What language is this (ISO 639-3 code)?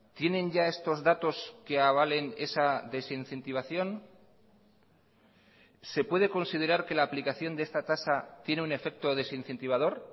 spa